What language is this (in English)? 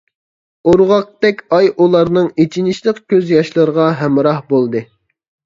Uyghur